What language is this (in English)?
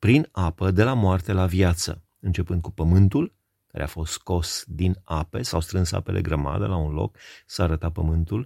Romanian